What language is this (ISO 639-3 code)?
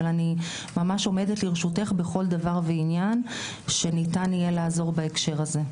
heb